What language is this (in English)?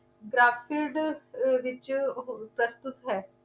Punjabi